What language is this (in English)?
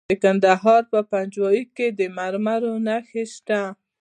Pashto